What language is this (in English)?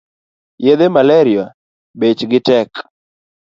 Luo (Kenya and Tanzania)